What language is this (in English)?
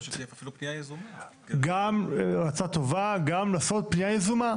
Hebrew